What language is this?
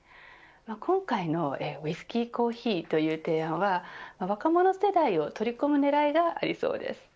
Japanese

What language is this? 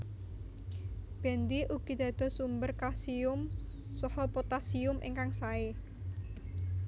Javanese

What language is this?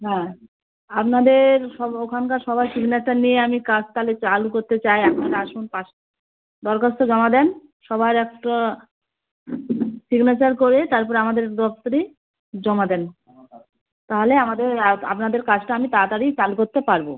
Bangla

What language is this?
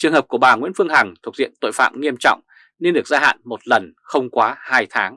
Vietnamese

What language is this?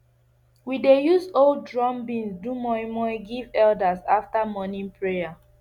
Nigerian Pidgin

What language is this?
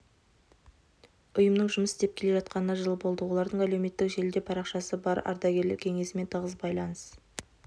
Kazakh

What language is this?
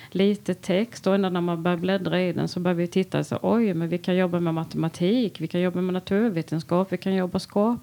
Swedish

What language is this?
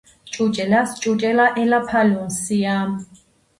Georgian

